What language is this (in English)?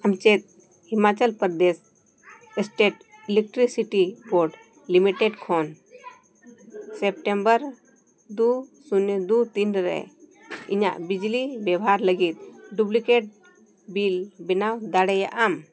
Santali